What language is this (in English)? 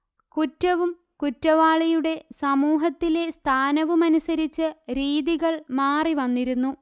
Malayalam